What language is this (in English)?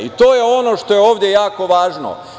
Serbian